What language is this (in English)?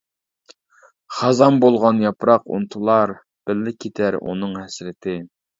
Uyghur